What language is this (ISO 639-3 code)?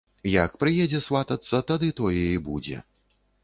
bel